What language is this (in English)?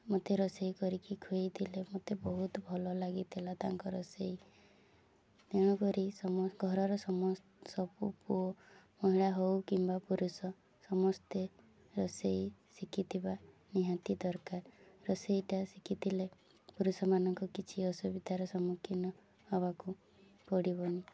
Odia